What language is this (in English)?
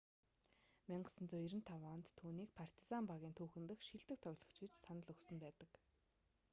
Mongolian